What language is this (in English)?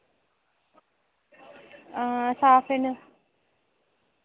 Dogri